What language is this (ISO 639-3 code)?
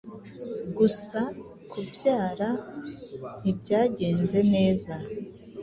kin